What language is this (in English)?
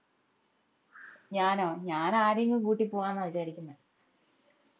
Malayalam